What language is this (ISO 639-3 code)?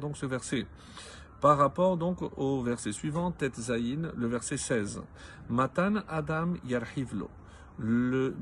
fra